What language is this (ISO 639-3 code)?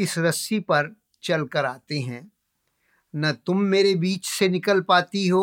hin